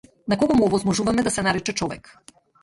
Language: Macedonian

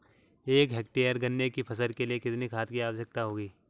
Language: Hindi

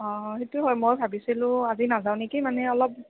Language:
Assamese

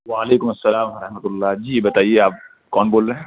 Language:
Urdu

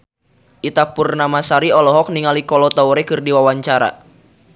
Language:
Sundanese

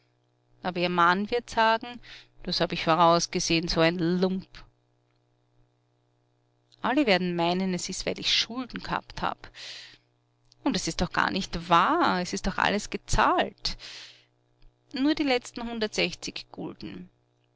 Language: German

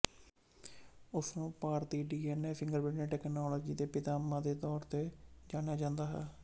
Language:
Punjabi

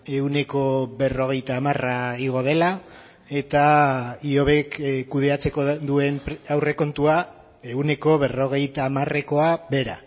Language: Basque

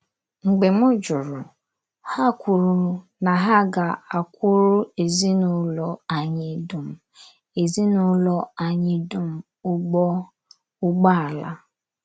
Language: Igbo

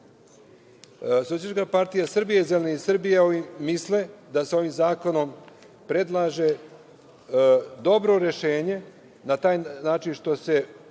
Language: Serbian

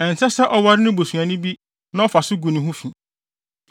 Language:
Akan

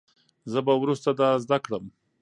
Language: Pashto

